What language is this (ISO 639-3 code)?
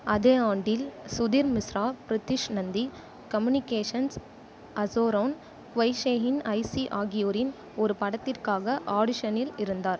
tam